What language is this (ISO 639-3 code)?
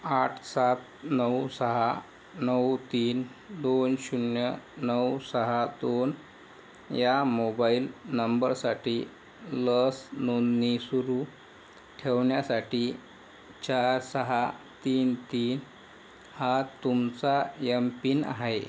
mar